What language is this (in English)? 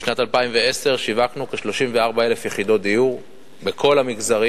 Hebrew